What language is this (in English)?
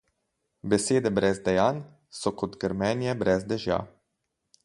Slovenian